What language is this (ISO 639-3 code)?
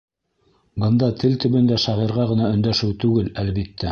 bak